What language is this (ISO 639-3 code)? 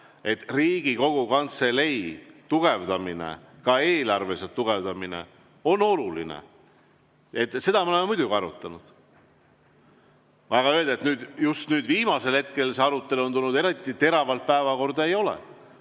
est